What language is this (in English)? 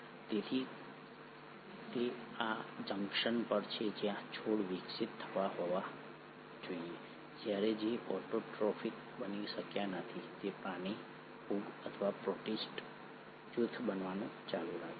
Gujarati